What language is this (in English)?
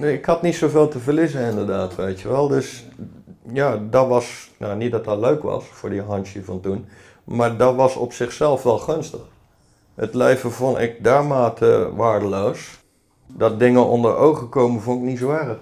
Dutch